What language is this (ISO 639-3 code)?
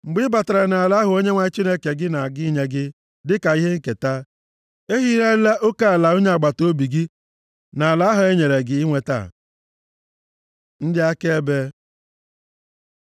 ibo